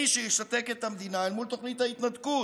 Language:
Hebrew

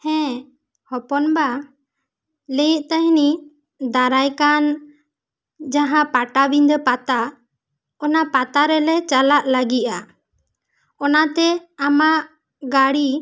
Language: Santali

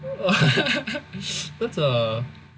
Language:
English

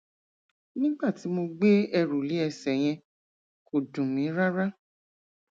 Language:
Yoruba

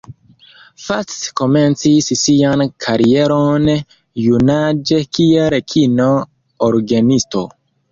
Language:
Esperanto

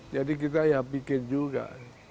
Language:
Indonesian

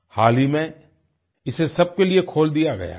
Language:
Hindi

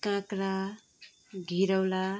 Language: Nepali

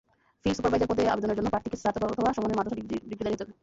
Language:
Bangla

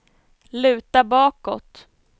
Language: Swedish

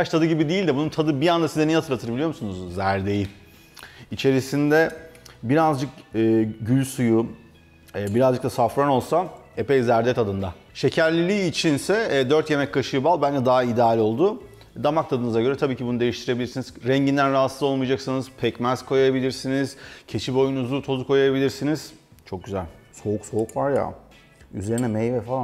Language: Turkish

